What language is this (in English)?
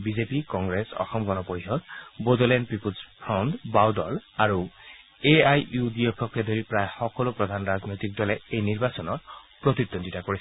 Assamese